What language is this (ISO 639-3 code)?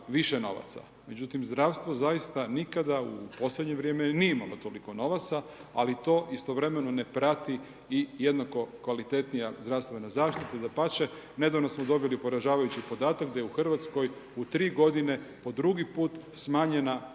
hrv